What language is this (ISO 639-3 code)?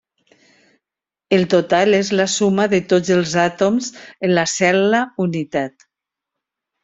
cat